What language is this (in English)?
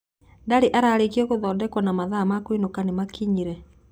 Kikuyu